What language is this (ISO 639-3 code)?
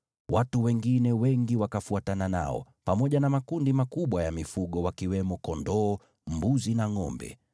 swa